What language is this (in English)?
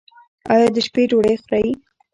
Pashto